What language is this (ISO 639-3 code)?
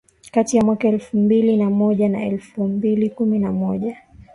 swa